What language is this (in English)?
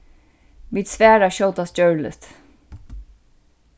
Faroese